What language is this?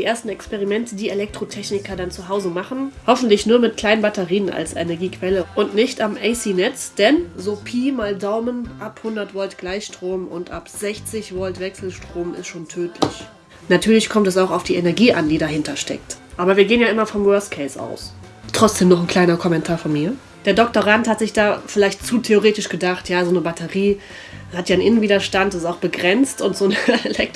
German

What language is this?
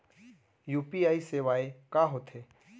Chhattisgarhi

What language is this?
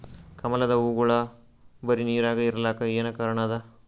Kannada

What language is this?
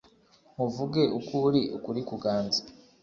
Kinyarwanda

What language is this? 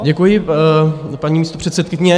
Czech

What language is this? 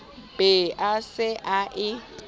Southern Sotho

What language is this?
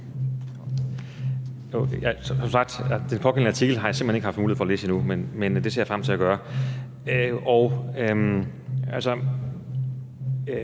Danish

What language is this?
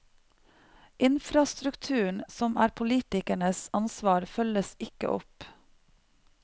Norwegian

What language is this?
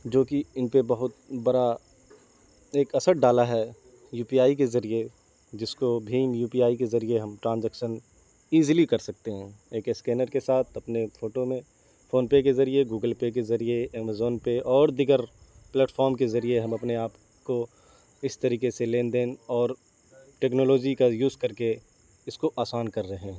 Urdu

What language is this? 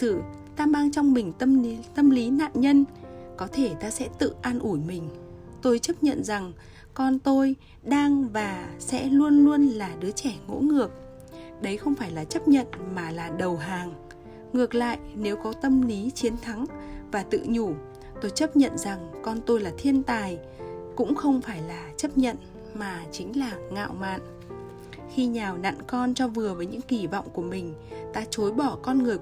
Vietnamese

